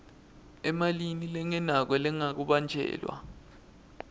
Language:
Swati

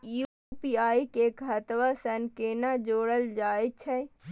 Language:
Maithili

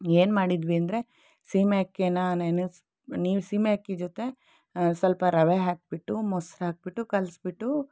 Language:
Kannada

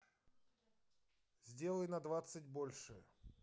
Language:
Russian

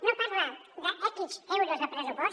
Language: Catalan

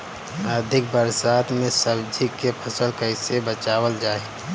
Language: Bhojpuri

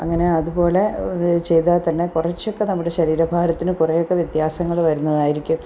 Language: Malayalam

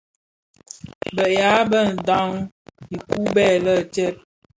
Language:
Bafia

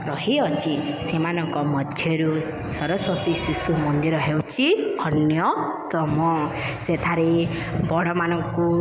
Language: Odia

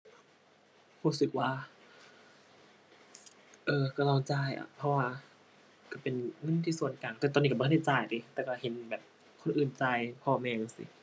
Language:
Thai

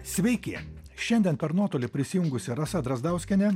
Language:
Lithuanian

